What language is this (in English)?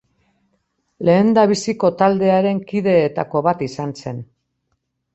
Basque